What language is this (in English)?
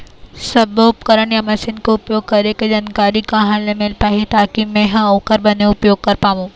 Chhattisgarhi